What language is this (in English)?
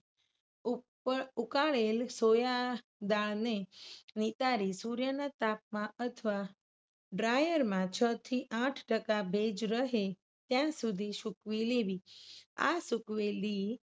Gujarati